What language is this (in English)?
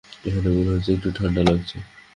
Bangla